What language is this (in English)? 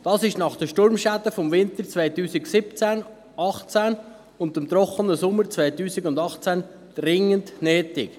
Swiss German